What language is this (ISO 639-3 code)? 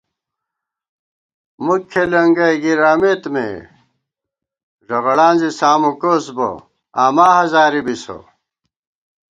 gwt